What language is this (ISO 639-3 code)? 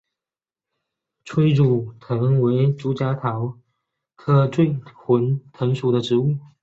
zho